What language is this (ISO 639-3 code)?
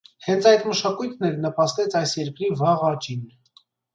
hye